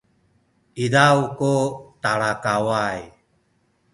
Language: Sakizaya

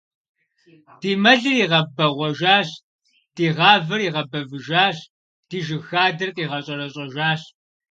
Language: Kabardian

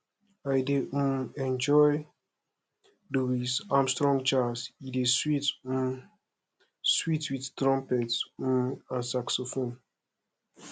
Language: Nigerian Pidgin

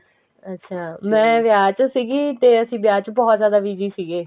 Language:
Punjabi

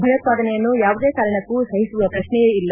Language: Kannada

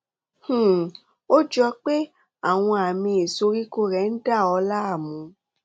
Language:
Yoruba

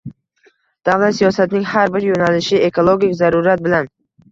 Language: Uzbek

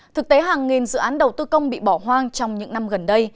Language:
Vietnamese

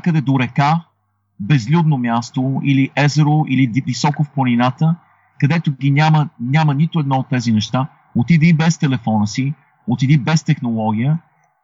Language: Bulgarian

